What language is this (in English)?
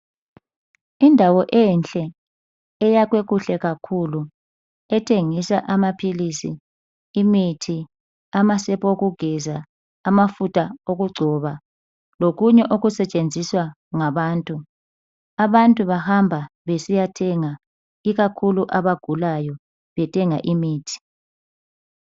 North Ndebele